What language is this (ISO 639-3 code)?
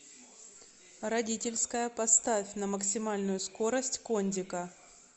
rus